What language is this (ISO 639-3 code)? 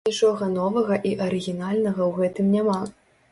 bel